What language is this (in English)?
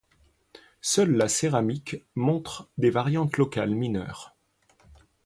French